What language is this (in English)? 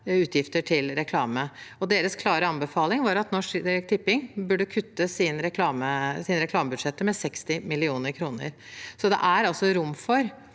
Norwegian